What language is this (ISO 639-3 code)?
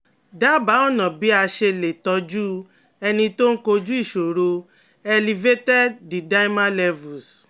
yor